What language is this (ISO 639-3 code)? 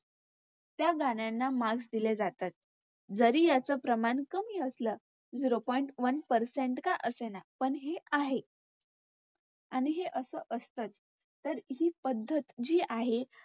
mar